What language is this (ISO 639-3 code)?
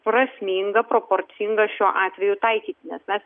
lit